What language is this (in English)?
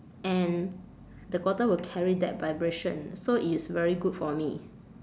English